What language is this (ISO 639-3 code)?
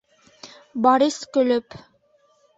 bak